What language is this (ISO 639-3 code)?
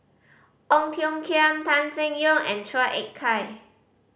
eng